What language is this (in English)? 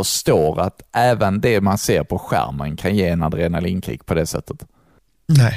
Swedish